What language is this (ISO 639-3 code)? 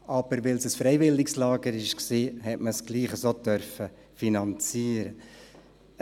gsw